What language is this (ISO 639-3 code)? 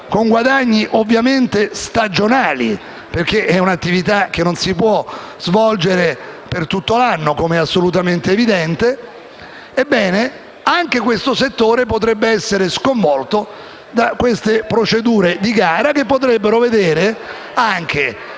ita